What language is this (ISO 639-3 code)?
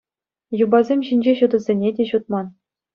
chv